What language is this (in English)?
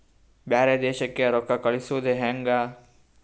Kannada